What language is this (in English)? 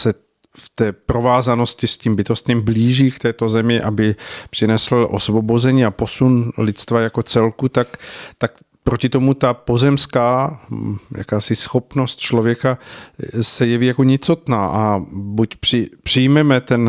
Czech